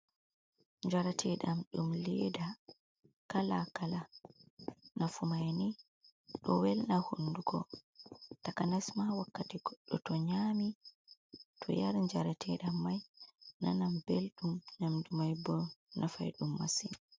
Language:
Fula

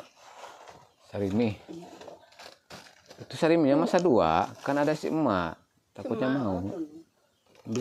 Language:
Indonesian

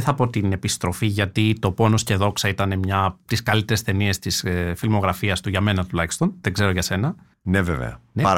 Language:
Greek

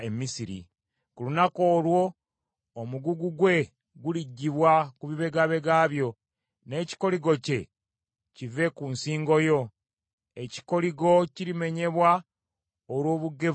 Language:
Ganda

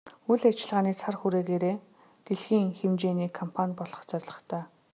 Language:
Mongolian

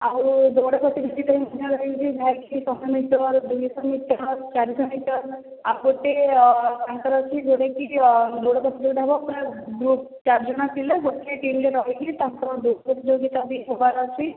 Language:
Odia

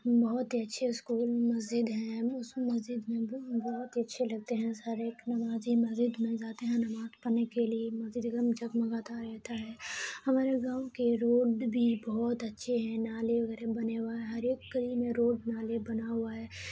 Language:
Urdu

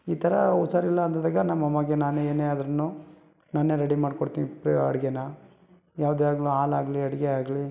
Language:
Kannada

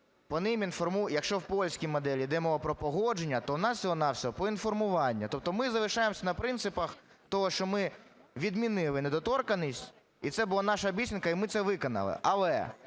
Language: Ukrainian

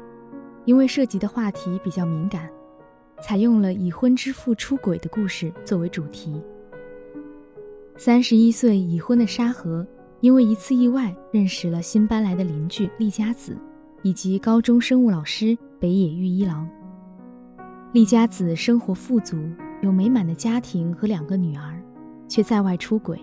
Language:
Chinese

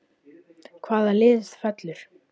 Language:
Icelandic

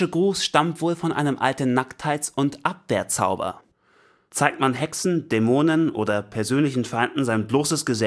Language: German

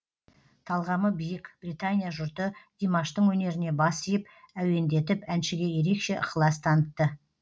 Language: Kazakh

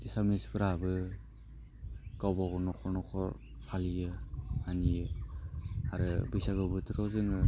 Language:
Bodo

